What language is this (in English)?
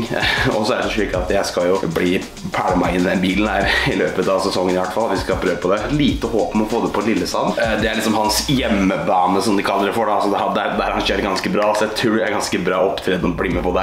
Norwegian